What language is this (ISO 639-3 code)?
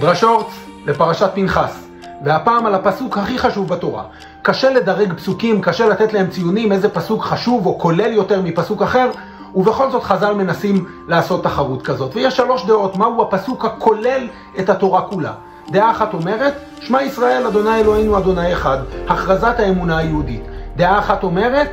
heb